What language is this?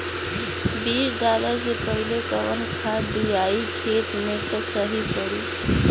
Bhojpuri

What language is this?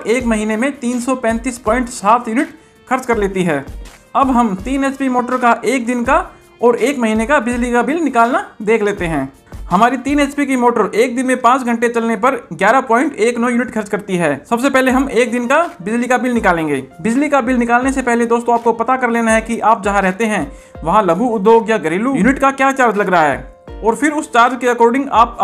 Hindi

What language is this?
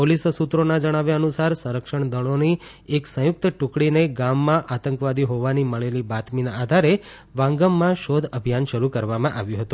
Gujarati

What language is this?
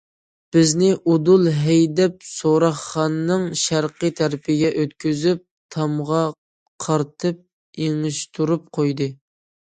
Uyghur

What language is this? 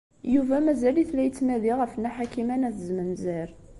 Kabyle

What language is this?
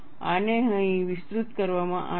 Gujarati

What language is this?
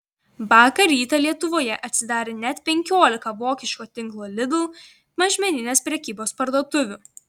Lithuanian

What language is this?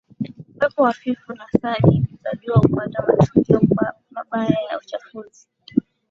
Swahili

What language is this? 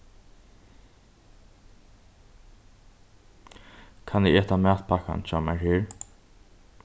Faroese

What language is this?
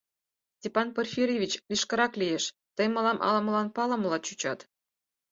Mari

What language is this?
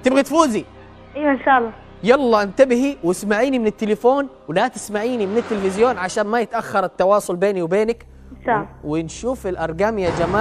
Arabic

